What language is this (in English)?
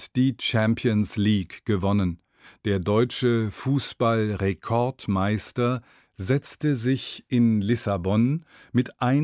German